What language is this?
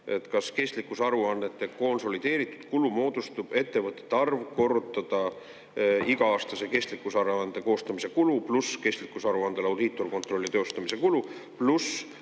Estonian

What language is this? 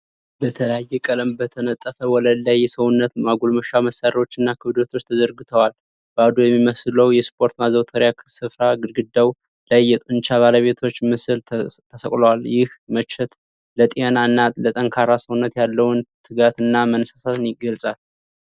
Amharic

